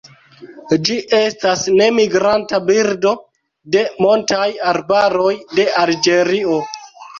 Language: Esperanto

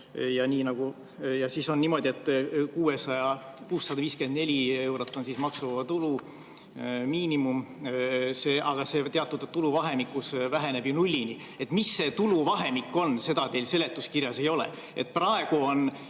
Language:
Estonian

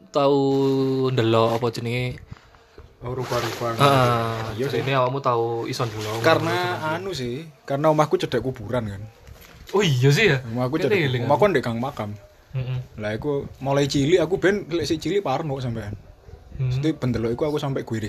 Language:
Indonesian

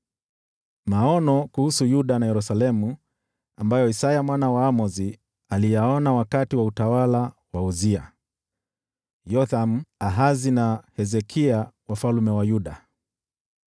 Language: Swahili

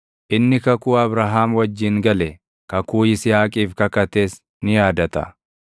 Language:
Oromo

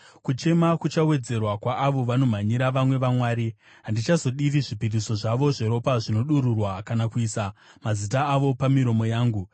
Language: Shona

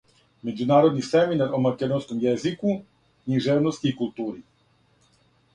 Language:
Serbian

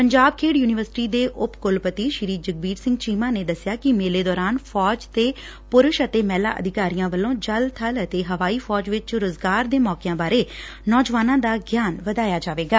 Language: Punjabi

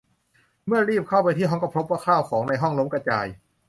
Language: Thai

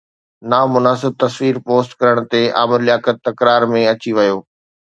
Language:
Sindhi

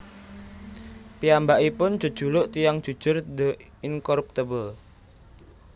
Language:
Javanese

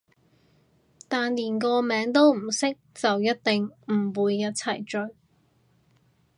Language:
Cantonese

